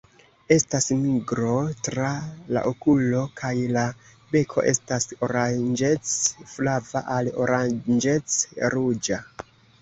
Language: Esperanto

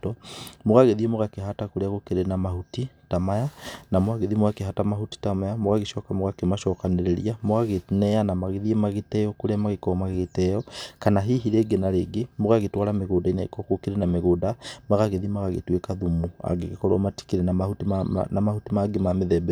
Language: Kikuyu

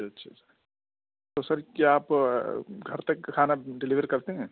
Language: Urdu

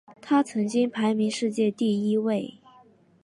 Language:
Chinese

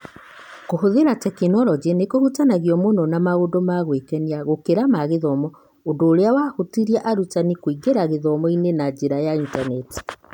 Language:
Kikuyu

